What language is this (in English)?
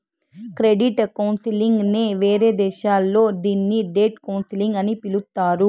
Telugu